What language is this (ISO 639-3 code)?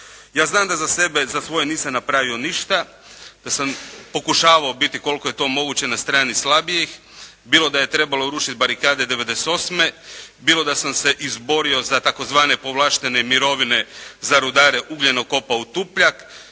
hrv